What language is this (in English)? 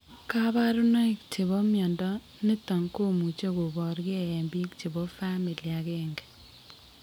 Kalenjin